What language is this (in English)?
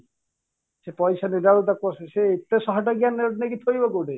Odia